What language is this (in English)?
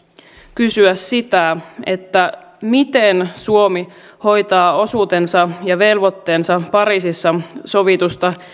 Finnish